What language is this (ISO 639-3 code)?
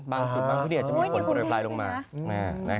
tha